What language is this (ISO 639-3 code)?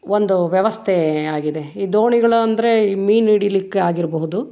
kan